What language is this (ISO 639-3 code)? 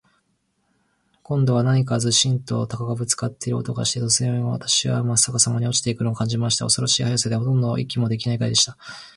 jpn